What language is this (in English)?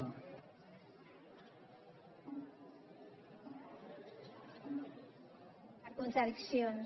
Catalan